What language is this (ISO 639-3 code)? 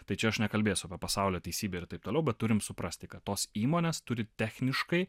lit